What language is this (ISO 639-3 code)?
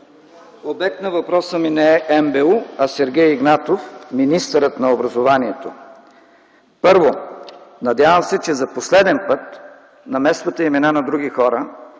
bul